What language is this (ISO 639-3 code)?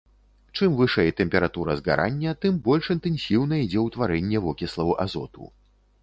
bel